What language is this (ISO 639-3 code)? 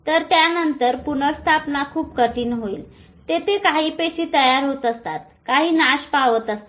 mar